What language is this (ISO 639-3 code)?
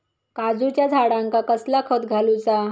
mar